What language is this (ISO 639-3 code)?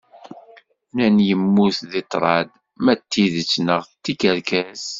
kab